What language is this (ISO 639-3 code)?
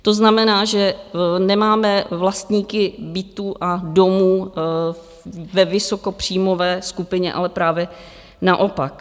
ces